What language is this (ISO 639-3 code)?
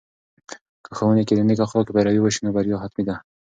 pus